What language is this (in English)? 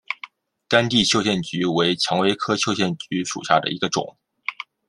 Chinese